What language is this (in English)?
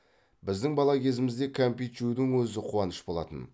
Kazakh